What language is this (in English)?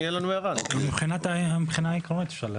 Hebrew